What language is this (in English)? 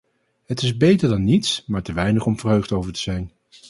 Dutch